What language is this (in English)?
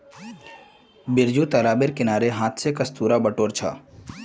Magahi